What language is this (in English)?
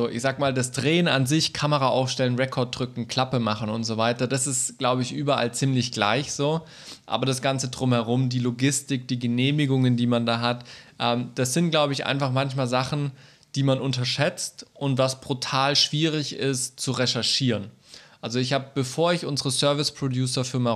German